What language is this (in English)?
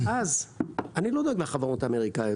Hebrew